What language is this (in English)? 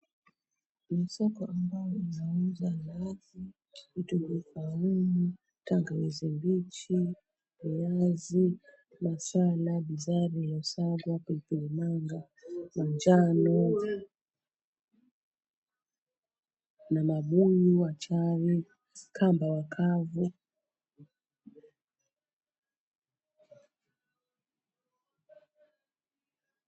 Swahili